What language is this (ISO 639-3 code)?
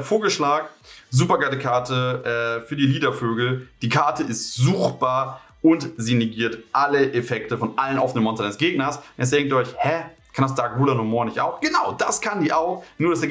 deu